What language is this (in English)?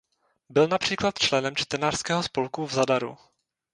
Czech